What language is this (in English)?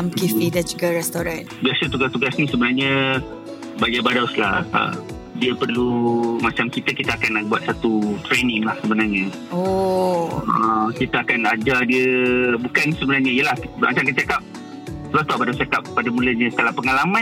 Malay